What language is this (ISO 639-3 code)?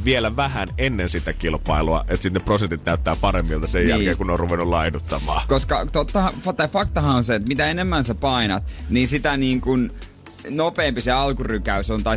fin